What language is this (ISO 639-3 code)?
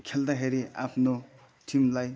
nep